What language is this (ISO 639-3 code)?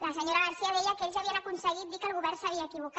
cat